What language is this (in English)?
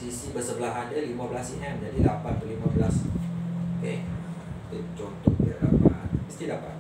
Malay